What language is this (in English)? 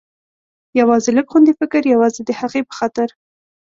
Pashto